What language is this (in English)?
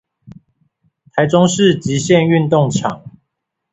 Chinese